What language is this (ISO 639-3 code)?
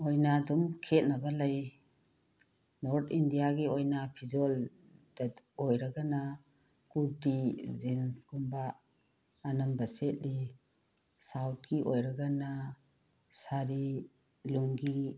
mni